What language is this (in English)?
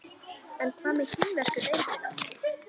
Icelandic